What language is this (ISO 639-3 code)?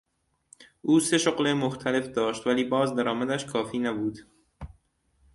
fas